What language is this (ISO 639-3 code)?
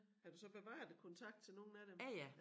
dan